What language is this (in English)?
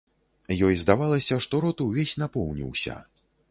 Belarusian